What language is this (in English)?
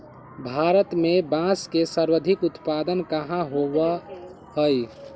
Magahi